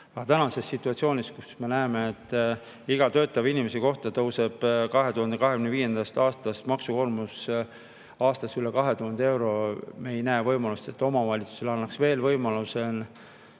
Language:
Estonian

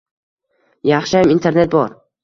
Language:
Uzbek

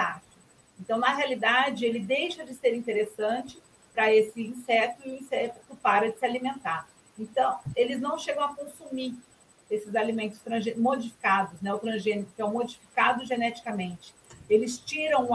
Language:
Portuguese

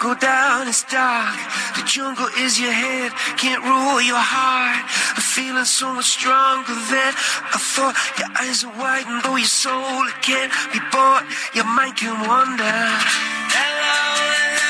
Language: Spanish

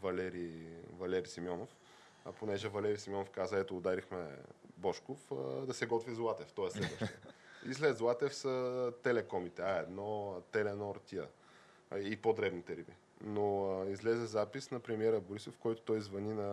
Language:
Bulgarian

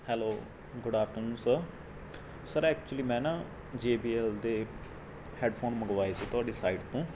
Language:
Punjabi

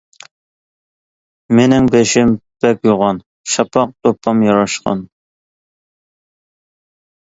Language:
Uyghur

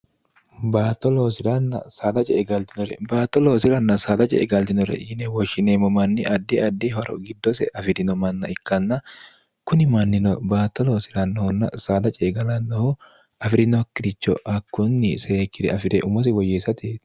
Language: Sidamo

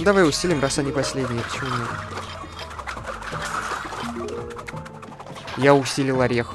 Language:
Russian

